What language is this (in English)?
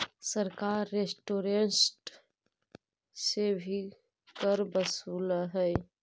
Magahi